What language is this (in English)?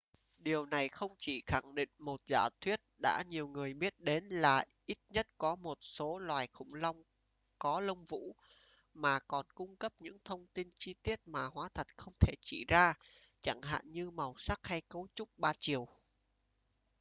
Vietnamese